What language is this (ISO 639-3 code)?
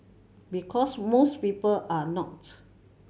eng